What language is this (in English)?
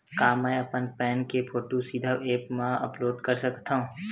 Chhattisgarhi